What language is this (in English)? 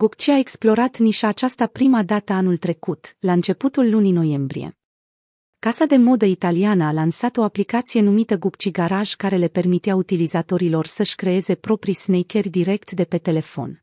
Romanian